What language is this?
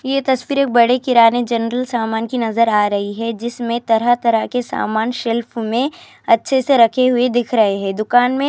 Urdu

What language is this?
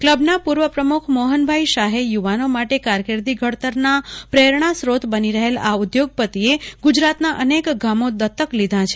Gujarati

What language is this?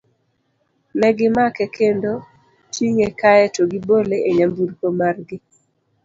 Luo (Kenya and Tanzania)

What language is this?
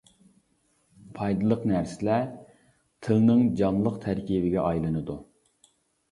Uyghur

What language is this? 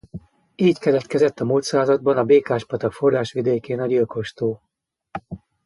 Hungarian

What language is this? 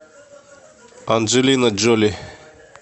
Russian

